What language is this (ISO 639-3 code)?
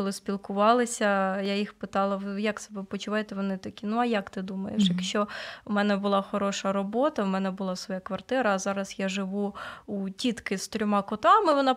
ukr